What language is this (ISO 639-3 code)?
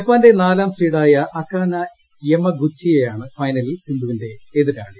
mal